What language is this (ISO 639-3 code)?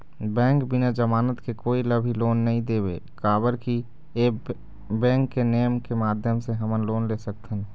hne